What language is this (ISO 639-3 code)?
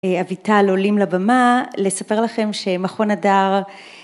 heb